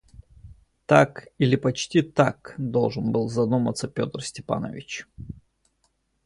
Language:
Russian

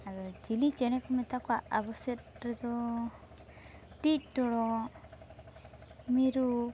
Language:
Santali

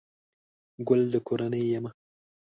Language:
Pashto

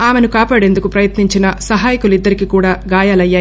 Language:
Telugu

